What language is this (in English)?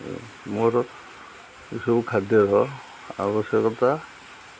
Odia